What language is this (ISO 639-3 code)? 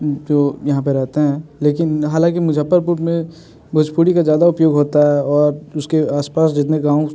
hin